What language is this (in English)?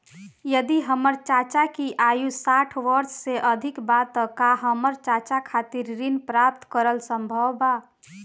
Bhojpuri